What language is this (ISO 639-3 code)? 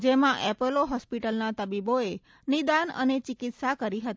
guj